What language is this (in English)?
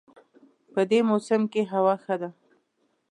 Pashto